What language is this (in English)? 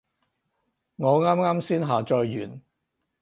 Cantonese